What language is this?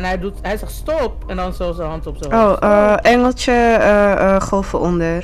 Dutch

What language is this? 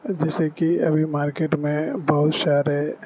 Urdu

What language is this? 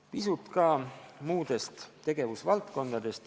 Estonian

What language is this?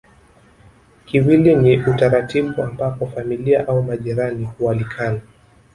Swahili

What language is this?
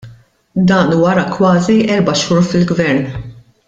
Maltese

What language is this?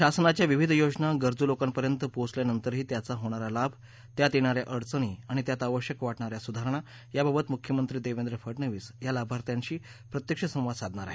Marathi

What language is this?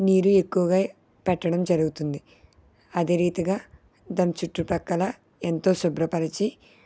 Telugu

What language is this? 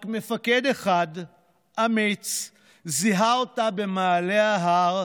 Hebrew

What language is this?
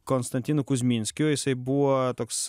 Lithuanian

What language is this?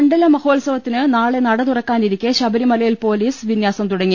Malayalam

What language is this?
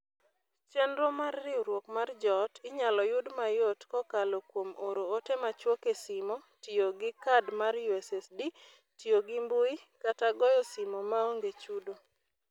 Luo (Kenya and Tanzania)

